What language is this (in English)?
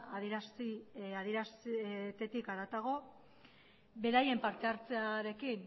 Basque